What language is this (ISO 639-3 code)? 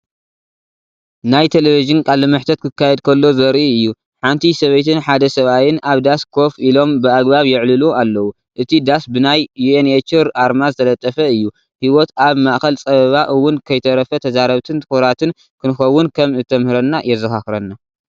tir